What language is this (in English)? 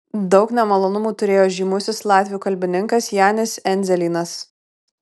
Lithuanian